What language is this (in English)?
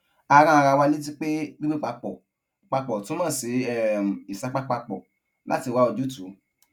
Yoruba